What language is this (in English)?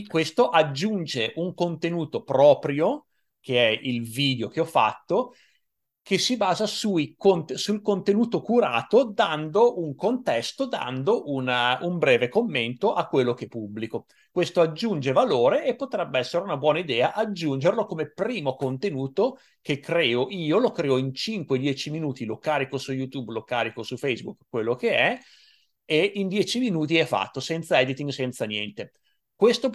Italian